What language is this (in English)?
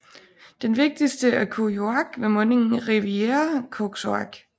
Danish